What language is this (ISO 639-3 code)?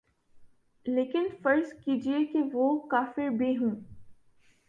urd